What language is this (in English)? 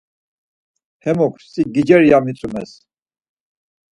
Laz